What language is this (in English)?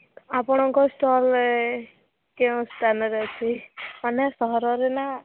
Odia